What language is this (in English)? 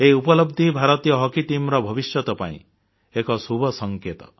Odia